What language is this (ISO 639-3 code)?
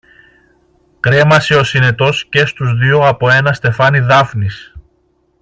ell